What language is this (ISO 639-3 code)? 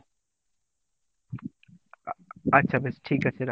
ben